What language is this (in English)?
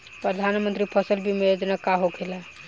Bhojpuri